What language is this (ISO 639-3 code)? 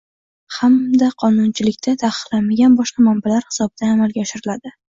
uzb